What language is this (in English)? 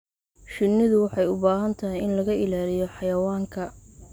Somali